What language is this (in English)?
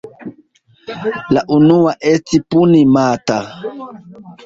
Esperanto